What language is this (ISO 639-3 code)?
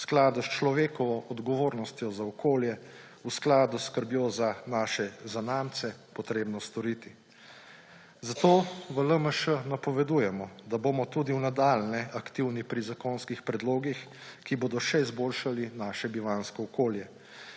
slv